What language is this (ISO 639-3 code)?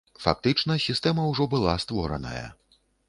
bel